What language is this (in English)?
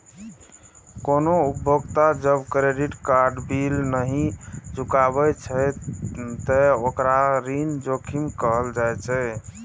Maithili